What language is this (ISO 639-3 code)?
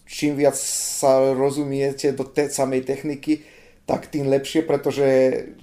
slk